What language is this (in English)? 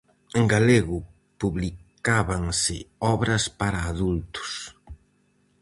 Galician